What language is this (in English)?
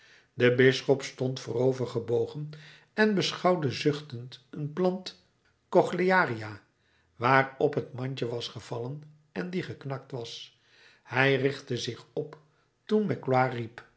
Dutch